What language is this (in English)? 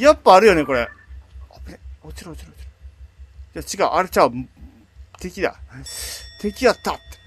Japanese